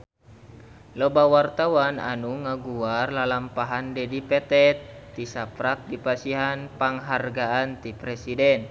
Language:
Sundanese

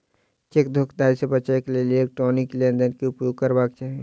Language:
Maithili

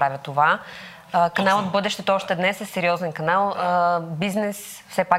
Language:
Bulgarian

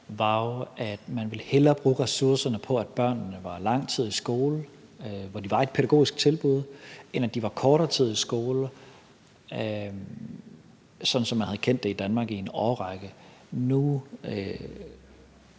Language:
Danish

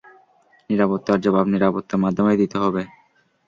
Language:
Bangla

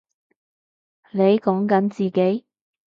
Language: Cantonese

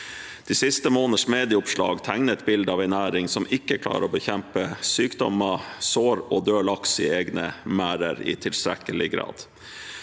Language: Norwegian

